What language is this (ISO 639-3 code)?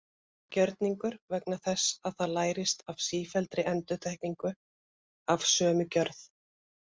isl